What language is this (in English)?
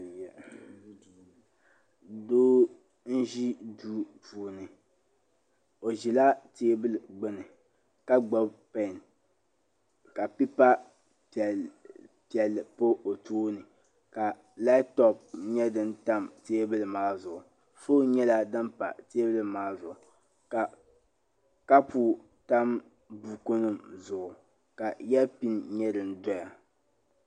Dagbani